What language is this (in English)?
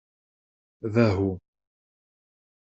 Kabyle